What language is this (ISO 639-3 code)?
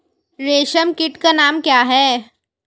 hin